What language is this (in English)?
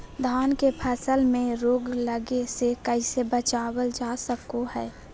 Magahi